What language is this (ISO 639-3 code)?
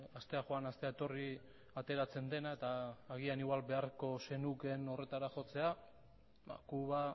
eus